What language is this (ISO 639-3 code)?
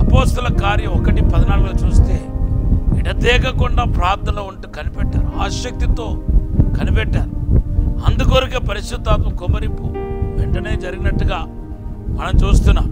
tel